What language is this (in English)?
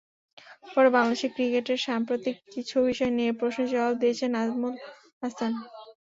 Bangla